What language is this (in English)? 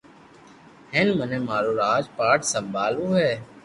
Loarki